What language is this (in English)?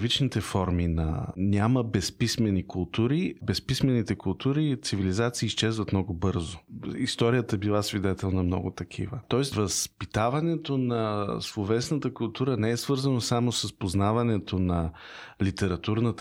Bulgarian